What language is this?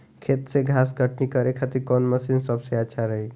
Bhojpuri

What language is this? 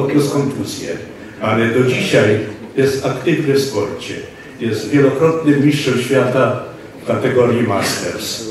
Polish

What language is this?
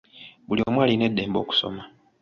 Ganda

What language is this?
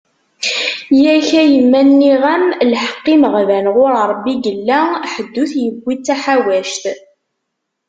Kabyle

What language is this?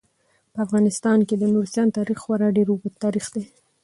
Pashto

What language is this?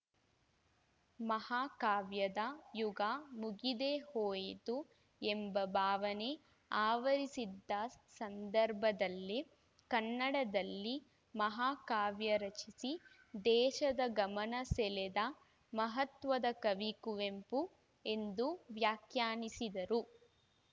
Kannada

